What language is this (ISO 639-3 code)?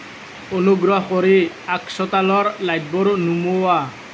asm